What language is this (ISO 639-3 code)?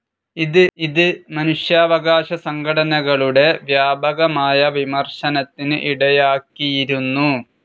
mal